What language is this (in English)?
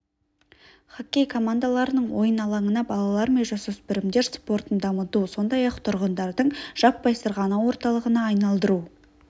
Kazakh